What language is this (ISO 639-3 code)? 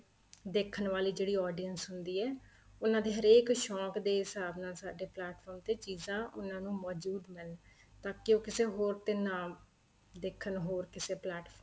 pan